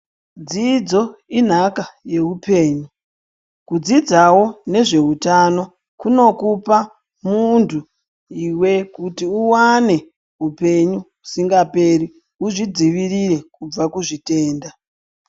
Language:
Ndau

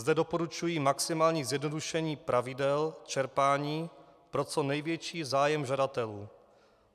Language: Czech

